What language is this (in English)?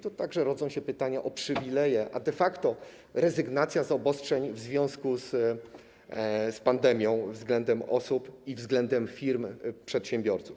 Polish